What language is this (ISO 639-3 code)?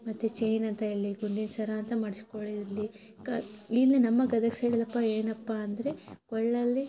kan